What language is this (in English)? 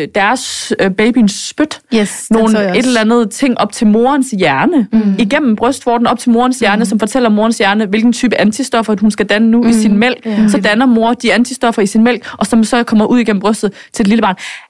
Danish